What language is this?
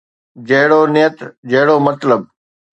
Sindhi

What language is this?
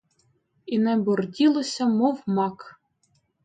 Ukrainian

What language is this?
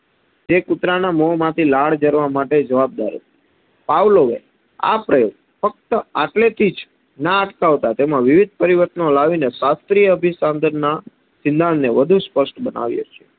Gujarati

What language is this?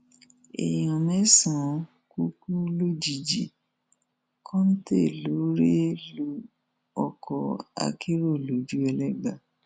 Yoruba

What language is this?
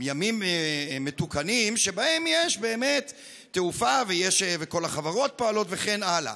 Hebrew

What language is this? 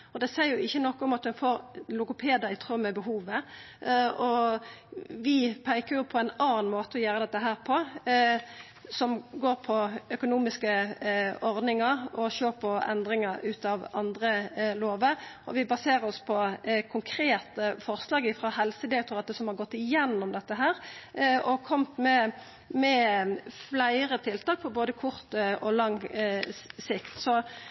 Norwegian Nynorsk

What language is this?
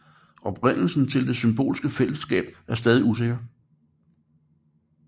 Danish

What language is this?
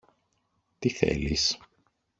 Greek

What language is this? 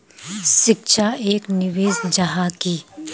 Magahi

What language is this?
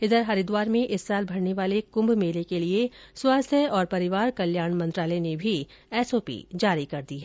Hindi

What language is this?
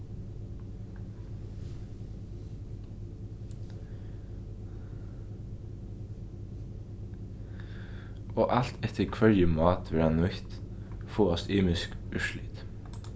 Faroese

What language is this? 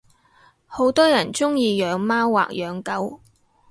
Cantonese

